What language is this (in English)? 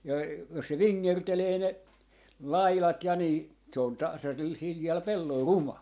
Finnish